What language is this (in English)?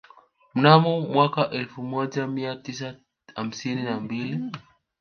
Swahili